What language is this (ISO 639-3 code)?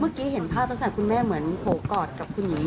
tha